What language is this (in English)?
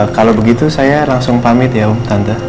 Indonesian